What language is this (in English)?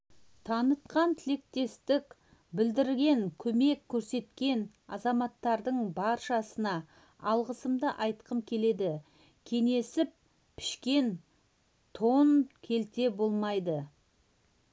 Kazakh